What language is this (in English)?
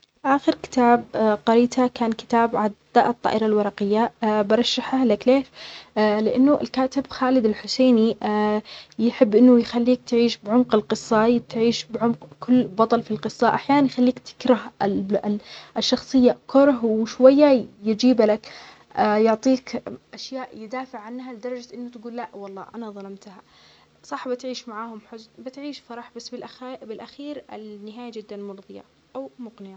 Omani Arabic